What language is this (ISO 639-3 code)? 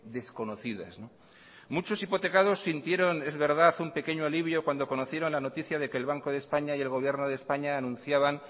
spa